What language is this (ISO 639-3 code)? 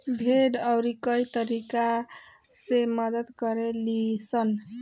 bho